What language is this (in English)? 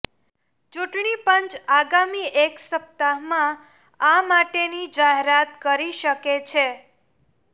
Gujarati